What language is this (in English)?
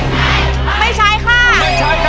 Thai